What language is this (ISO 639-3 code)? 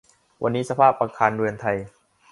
tha